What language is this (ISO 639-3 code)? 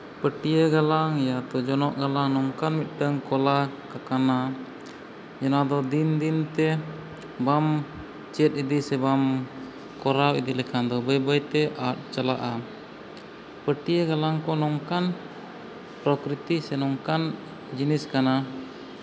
sat